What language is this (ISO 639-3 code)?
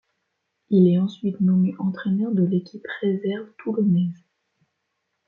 fra